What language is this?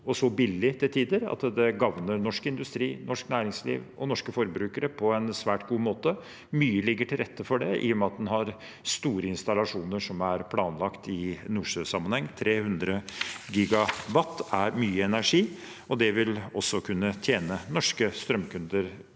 Norwegian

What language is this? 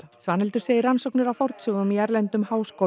Icelandic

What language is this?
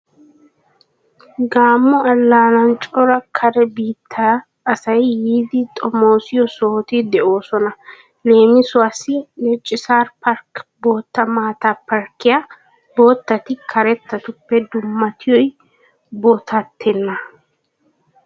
Wolaytta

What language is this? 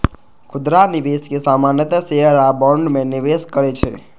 Maithili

